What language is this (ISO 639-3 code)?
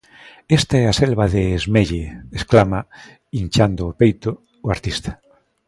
glg